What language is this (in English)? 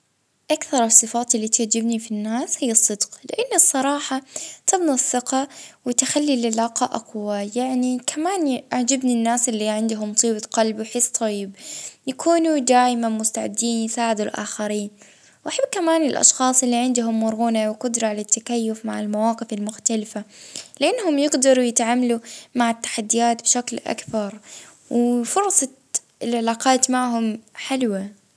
Libyan Arabic